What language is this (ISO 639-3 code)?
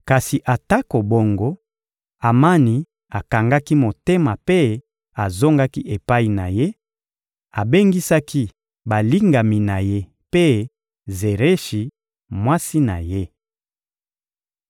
lin